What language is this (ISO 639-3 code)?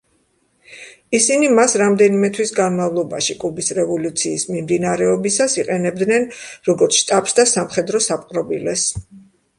kat